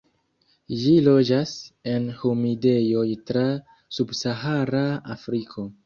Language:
Esperanto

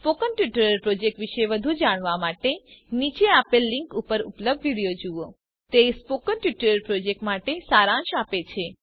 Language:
Gujarati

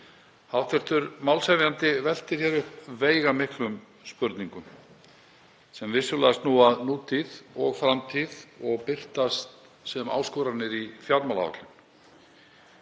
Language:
Icelandic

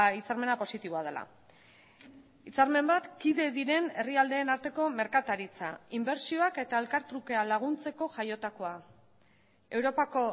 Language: Basque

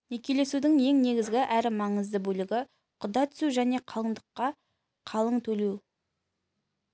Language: Kazakh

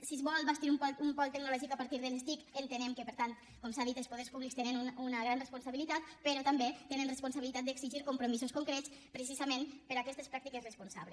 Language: Catalan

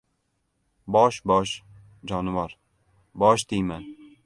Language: Uzbek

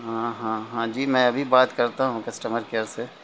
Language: Urdu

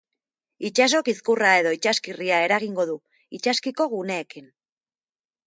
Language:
Basque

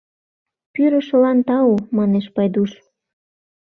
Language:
Mari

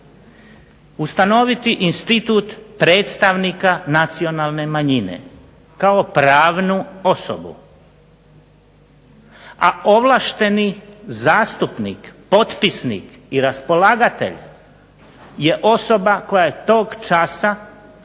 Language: Croatian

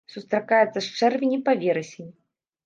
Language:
Belarusian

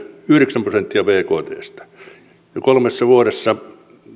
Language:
Finnish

